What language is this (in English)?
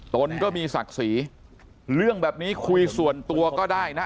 Thai